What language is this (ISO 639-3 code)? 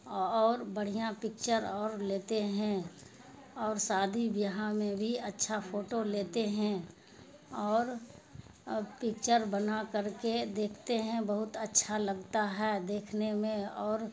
urd